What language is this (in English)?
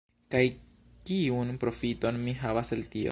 Esperanto